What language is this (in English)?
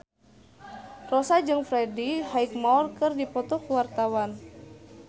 Sundanese